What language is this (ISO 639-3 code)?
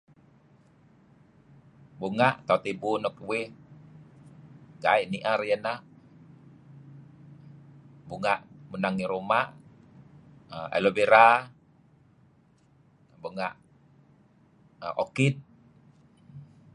kzi